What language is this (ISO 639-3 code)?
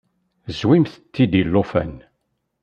kab